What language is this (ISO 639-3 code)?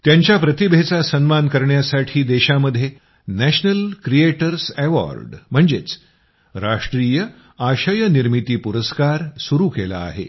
mar